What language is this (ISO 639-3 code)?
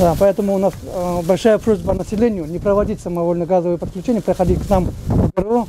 rus